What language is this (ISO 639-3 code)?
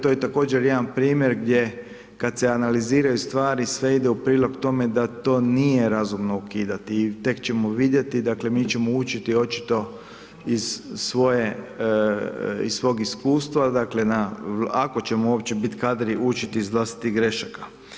hrv